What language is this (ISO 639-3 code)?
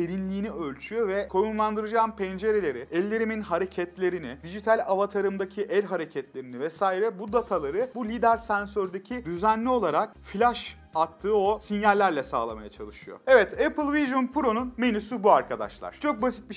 tur